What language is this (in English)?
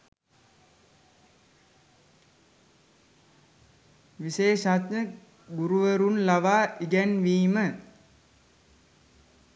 Sinhala